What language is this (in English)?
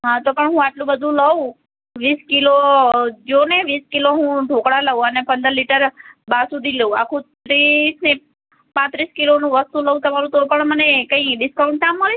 Gujarati